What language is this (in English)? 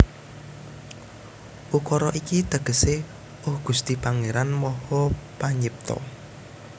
Javanese